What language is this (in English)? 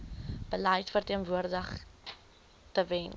Afrikaans